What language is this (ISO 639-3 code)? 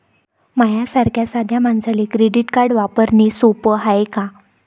mar